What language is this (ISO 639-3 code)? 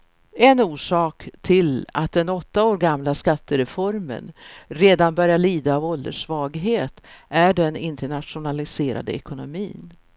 swe